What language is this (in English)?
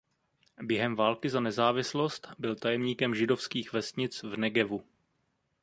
Czech